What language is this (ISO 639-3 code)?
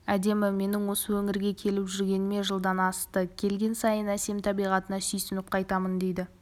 kaz